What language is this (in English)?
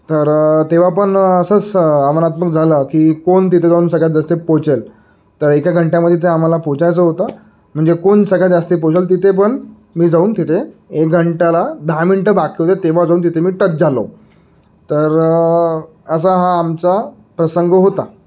Marathi